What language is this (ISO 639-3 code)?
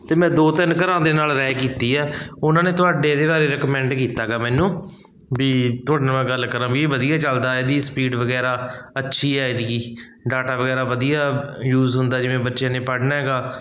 pan